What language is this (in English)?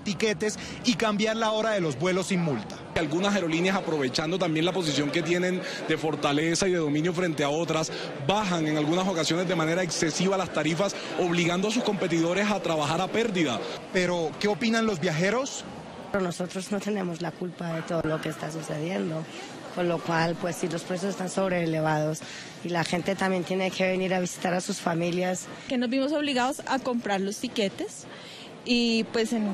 Spanish